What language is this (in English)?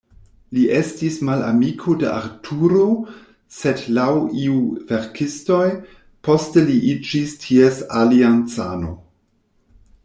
Esperanto